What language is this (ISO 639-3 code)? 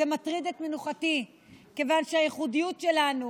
heb